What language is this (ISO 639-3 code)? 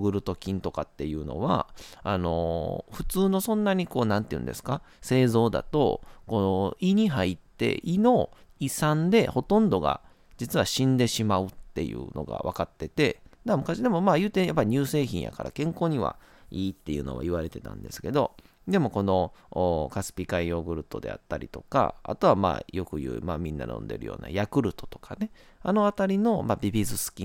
jpn